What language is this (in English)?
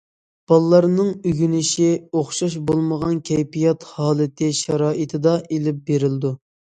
Uyghur